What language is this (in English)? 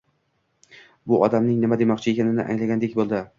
Uzbek